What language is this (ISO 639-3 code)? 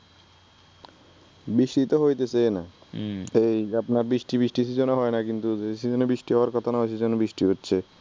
ben